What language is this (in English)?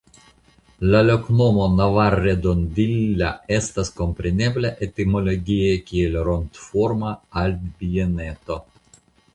Esperanto